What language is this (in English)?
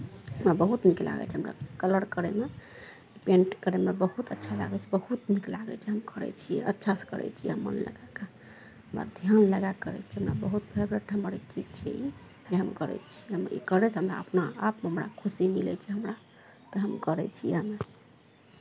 Maithili